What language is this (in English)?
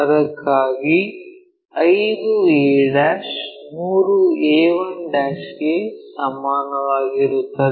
Kannada